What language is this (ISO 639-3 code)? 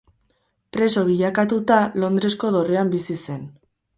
eus